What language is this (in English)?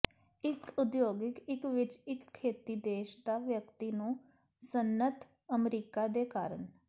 Punjabi